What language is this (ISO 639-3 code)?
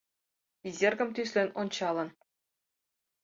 chm